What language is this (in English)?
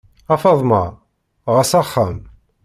Kabyle